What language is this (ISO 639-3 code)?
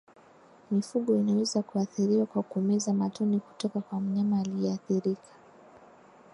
swa